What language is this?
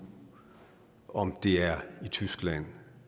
Danish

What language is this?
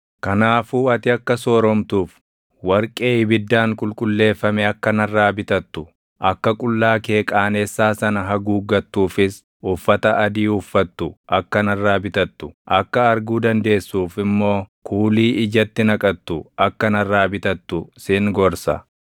Oromo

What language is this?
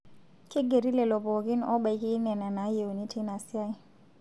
Masai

